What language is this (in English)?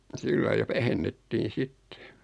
Finnish